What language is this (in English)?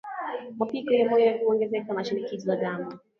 Swahili